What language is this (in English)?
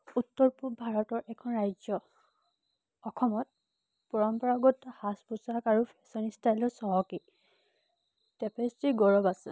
Assamese